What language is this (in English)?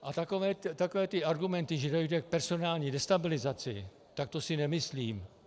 Czech